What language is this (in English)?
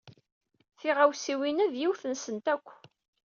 Kabyle